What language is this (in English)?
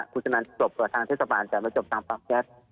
Thai